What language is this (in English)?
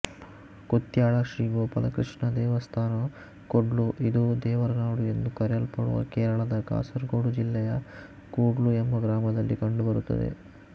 Kannada